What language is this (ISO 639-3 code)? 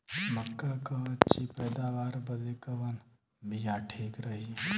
bho